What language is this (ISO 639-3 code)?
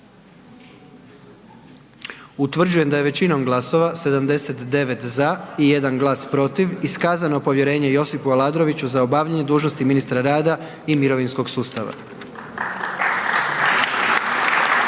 hrv